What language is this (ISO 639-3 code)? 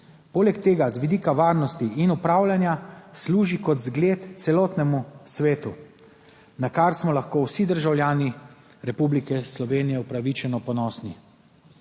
slv